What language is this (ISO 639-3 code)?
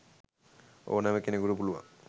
sin